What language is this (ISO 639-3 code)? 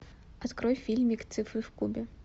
rus